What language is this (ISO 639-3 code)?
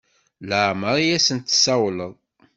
kab